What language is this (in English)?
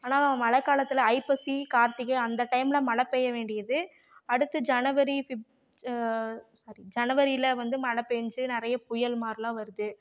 Tamil